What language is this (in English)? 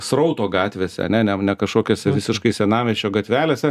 Lithuanian